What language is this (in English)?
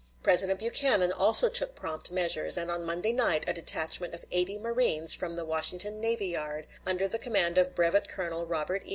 English